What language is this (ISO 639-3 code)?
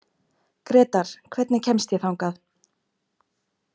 isl